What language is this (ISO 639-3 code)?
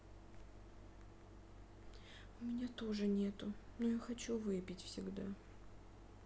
rus